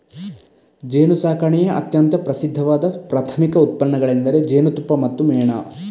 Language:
Kannada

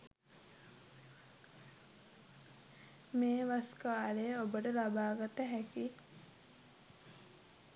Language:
Sinhala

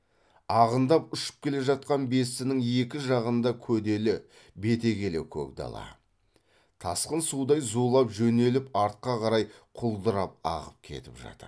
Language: Kazakh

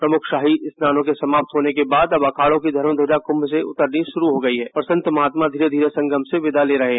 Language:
Hindi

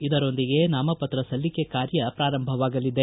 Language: Kannada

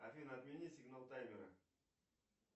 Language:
Russian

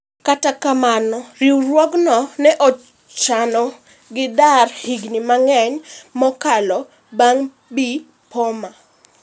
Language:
Luo (Kenya and Tanzania)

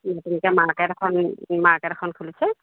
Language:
Assamese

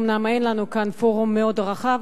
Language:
Hebrew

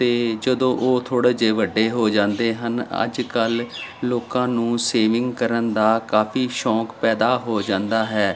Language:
Punjabi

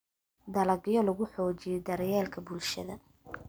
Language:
Somali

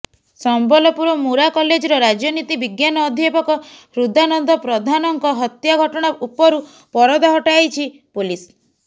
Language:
Odia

